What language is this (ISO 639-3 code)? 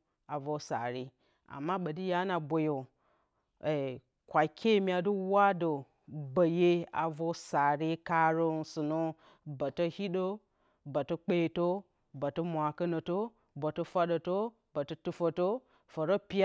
bcy